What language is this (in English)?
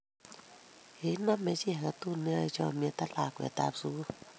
Kalenjin